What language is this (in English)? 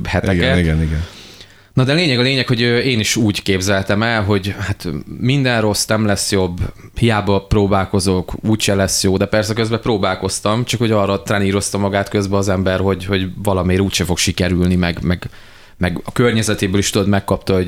Hungarian